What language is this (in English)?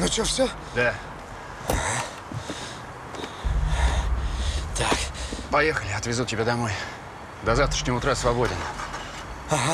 Russian